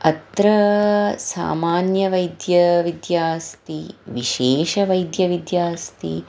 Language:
Sanskrit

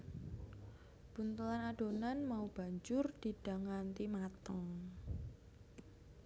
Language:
Javanese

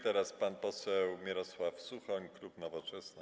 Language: Polish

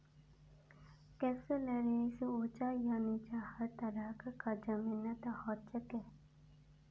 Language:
Magahi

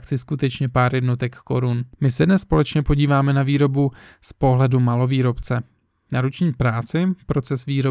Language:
Czech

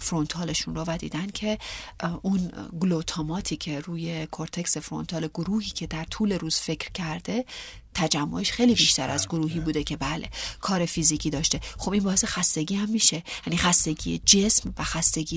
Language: Persian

